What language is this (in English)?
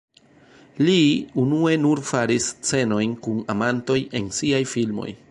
Esperanto